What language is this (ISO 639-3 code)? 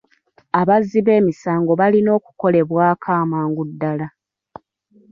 lug